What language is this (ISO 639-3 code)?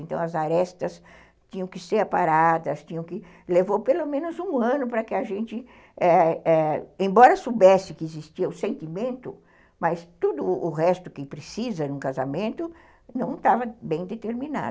por